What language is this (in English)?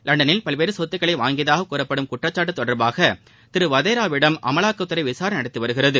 Tamil